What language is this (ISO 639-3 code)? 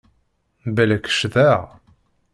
kab